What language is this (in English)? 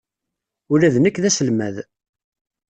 Kabyle